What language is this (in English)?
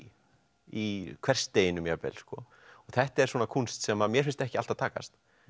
Icelandic